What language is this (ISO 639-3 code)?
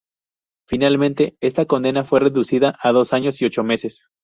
spa